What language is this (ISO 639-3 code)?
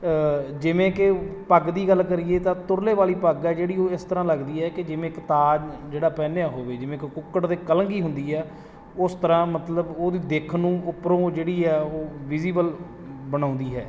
pan